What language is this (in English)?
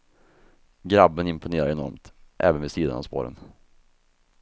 Swedish